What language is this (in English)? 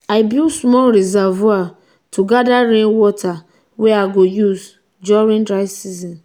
Nigerian Pidgin